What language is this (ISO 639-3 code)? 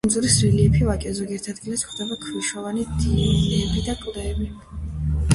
kat